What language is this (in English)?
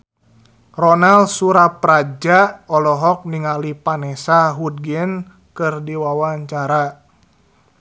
Sundanese